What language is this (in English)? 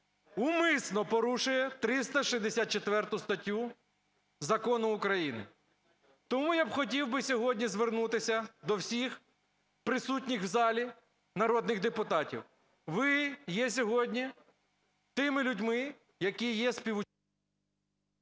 Ukrainian